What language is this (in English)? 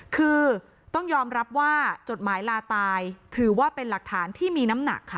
Thai